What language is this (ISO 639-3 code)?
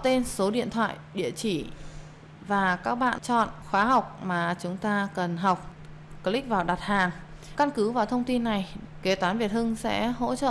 vie